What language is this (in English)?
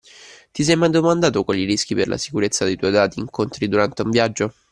Italian